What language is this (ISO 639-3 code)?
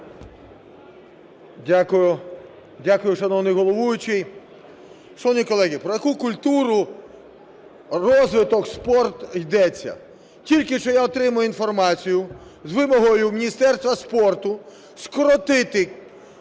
ukr